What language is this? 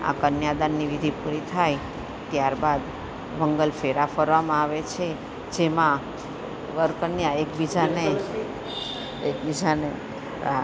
Gujarati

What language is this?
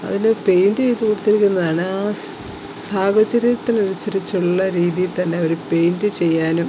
Malayalam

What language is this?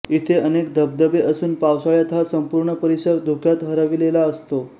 Marathi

